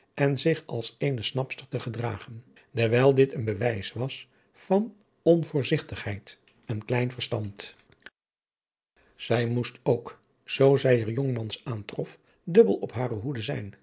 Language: Dutch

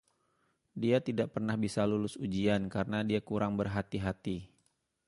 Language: Indonesian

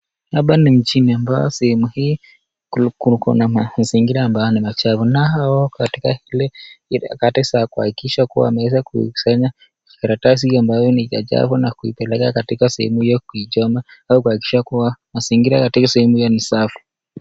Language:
Swahili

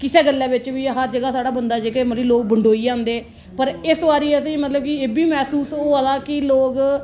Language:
Dogri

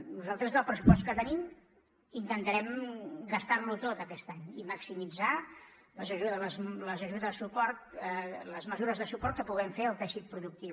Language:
Catalan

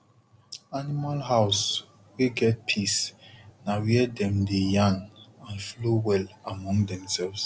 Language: Nigerian Pidgin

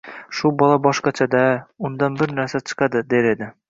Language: Uzbek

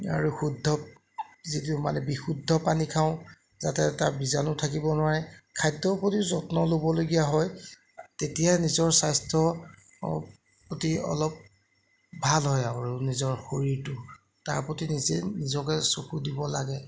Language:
Assamese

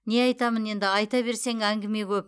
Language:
Kazakh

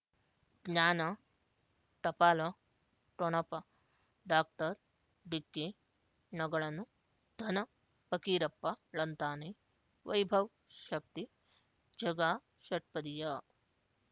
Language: Kannada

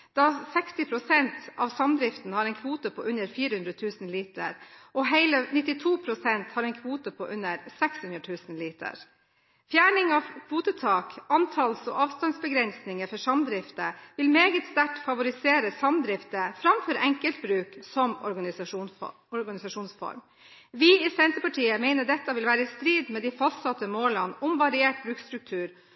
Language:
Norwegian Bokmål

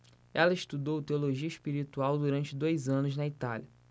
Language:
Portuguese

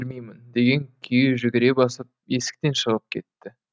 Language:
Kazakh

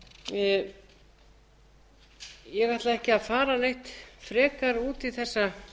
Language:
Icelandic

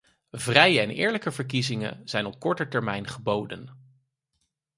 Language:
Dutch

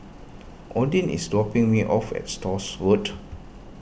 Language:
English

